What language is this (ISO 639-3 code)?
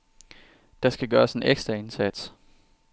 dan